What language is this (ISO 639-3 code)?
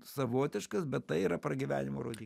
lit